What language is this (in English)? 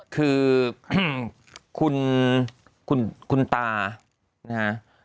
Thai